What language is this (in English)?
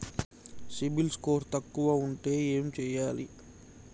Telugu